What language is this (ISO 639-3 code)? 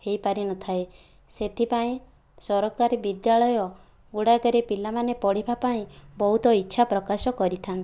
ori